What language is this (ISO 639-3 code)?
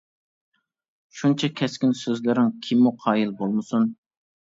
uig